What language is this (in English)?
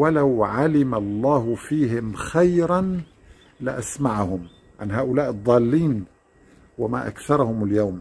Arabic